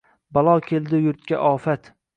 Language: Uzbek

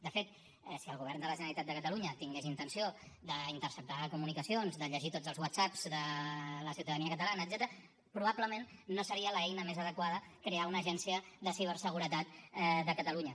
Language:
Catalan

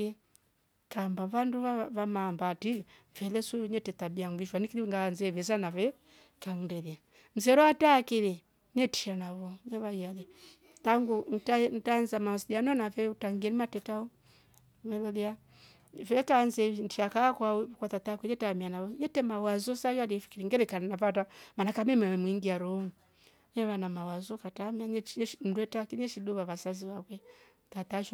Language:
Rombo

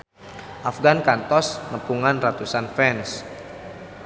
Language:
Sundanese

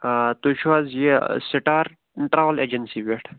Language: Kashmiri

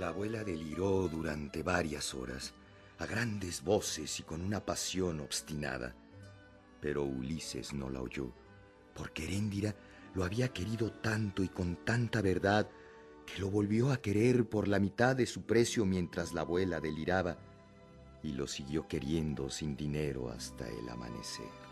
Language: Spanish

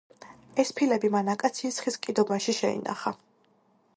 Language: Georgian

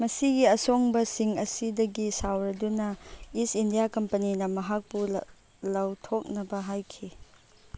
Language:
Manipuri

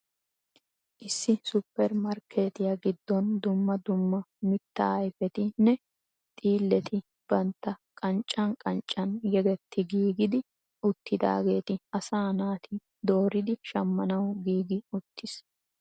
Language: Wolaytta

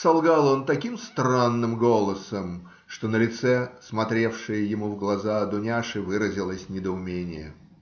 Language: Russian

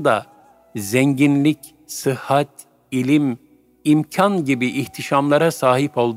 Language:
Turkish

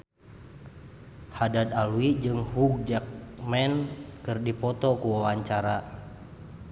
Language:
Sundanese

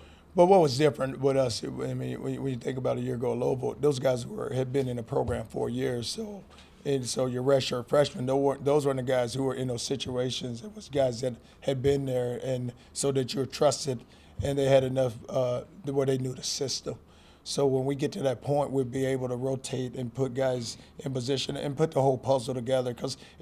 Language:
English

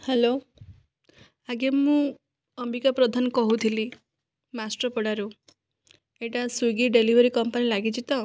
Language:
Odia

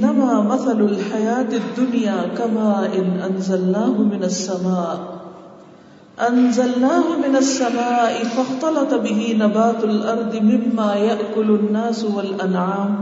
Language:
Urdu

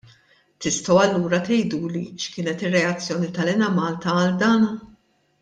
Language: Maltese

